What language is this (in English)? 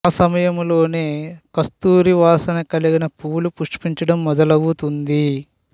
Telugu